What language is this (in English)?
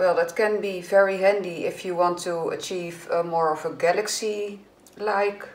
Dutch